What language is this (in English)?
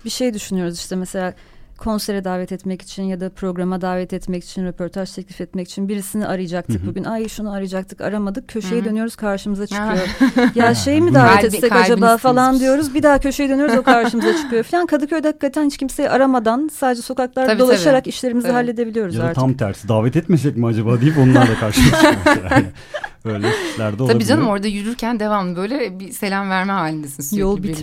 Turkish